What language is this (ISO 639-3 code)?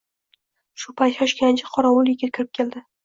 uzb